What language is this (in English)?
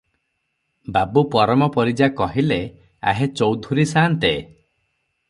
Odia